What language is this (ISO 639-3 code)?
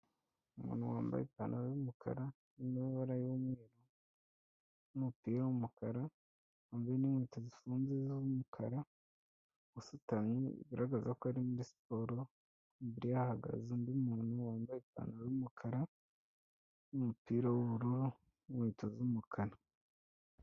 kin